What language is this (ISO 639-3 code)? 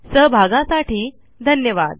mar